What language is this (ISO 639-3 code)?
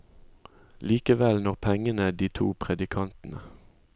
nor